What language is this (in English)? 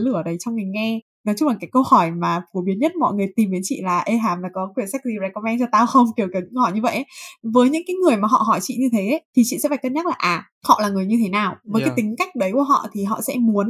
Vietnamese